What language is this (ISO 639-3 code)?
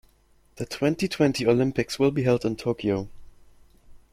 eng